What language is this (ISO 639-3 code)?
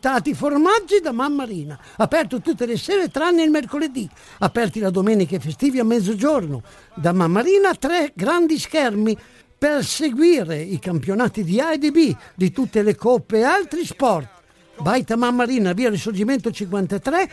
ita